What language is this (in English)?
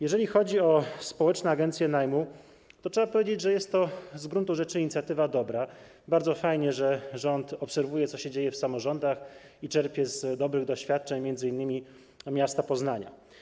Polish